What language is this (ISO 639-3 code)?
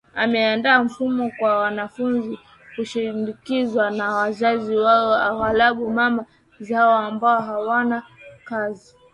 swa